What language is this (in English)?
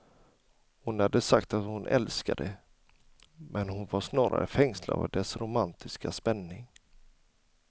Swedish